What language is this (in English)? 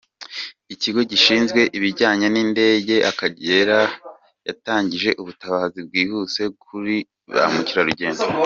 Kinyarwanda